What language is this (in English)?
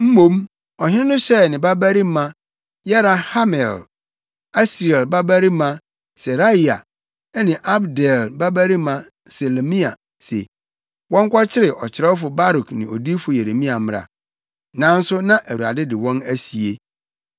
Akan